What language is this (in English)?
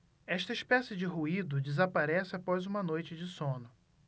Portuguese